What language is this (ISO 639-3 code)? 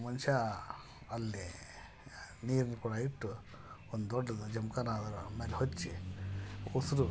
kan